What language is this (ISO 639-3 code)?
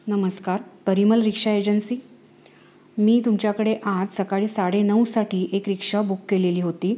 mar